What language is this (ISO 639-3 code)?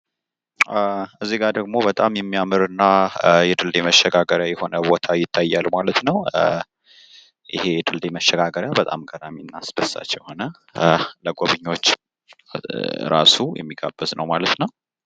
amh